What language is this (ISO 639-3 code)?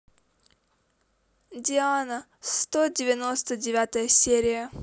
rus